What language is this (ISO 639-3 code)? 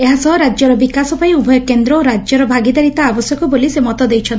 ori